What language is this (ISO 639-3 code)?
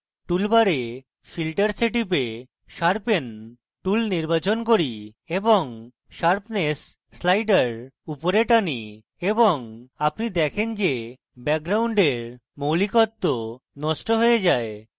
ben